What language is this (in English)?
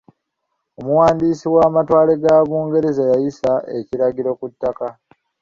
Ganda